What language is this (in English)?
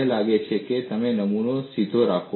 Gujarati